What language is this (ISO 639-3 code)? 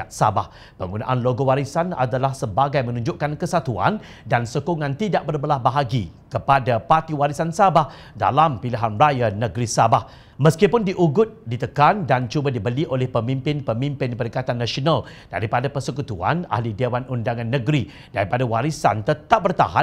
msa